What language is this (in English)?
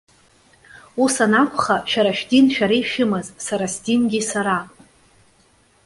Abkhazian